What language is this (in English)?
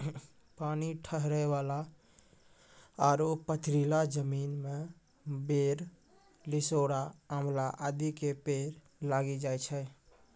Maithili